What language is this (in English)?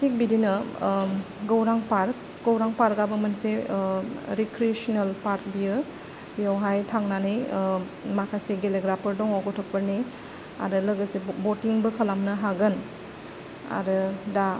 Bodo